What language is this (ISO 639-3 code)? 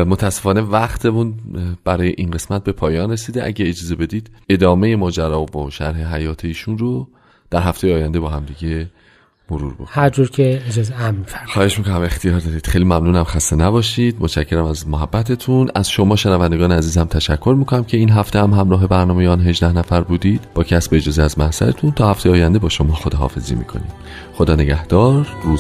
fas